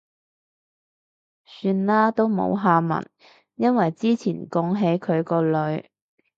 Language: Cantonese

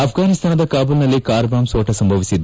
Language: Kannada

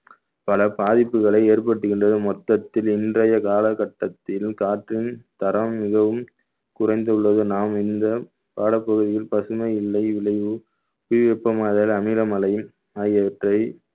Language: Tamil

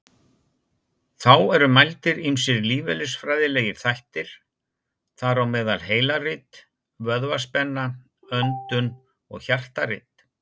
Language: Icelandic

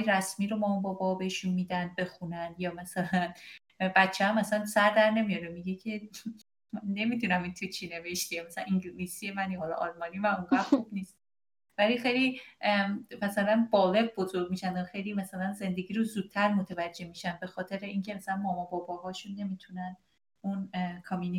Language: Persian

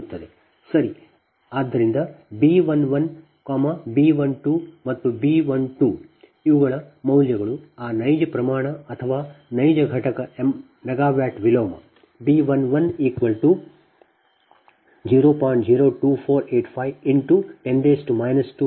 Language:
Kannada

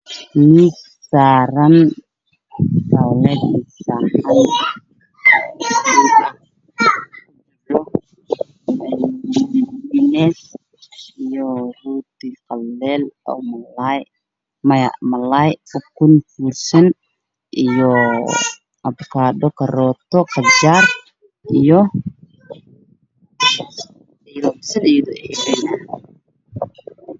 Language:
Somali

